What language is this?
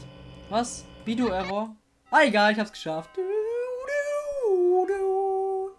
German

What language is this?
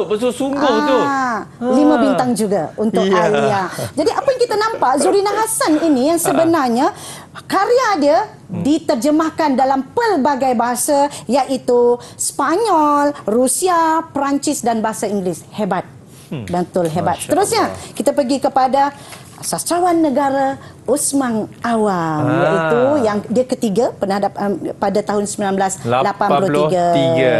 Malay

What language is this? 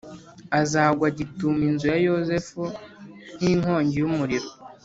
Kinyarwanda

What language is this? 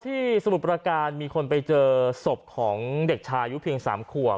Thai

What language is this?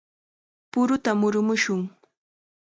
Chiquián Ancash Quechua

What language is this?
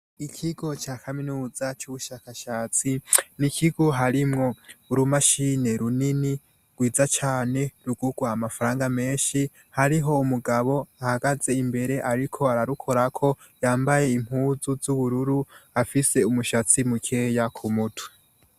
Rundi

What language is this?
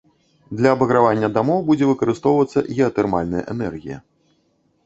Belarusian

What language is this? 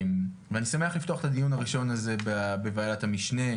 Hebrew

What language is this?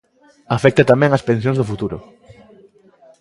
Galician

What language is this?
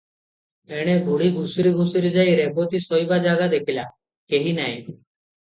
Odia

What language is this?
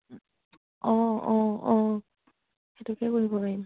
Assamese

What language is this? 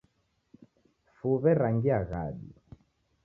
Taita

